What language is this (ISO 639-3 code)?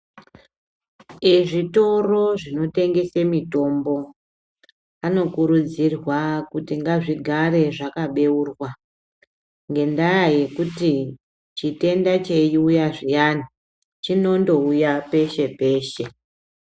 ndc